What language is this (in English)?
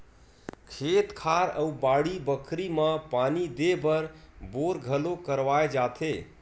Chhattisgarhi